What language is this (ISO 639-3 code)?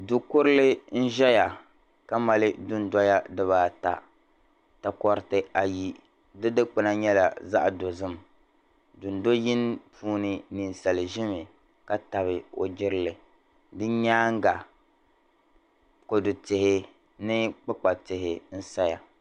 dag